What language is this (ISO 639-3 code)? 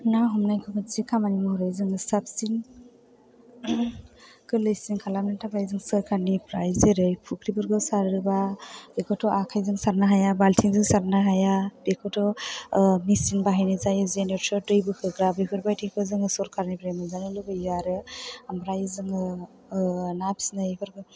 brx